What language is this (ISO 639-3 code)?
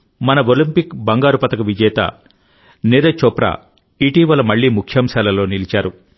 tel